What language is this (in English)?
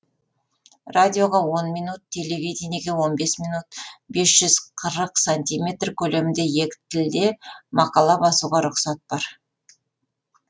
Kazakh